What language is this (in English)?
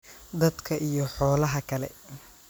Somali